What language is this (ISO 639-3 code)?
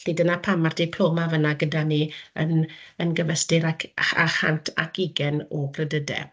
cym